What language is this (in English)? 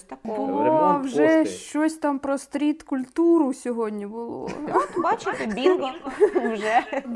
Ukrainian